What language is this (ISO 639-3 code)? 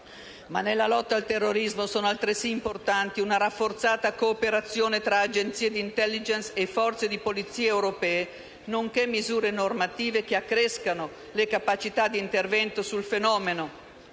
ita